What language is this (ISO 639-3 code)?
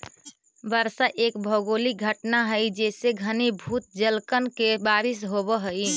mag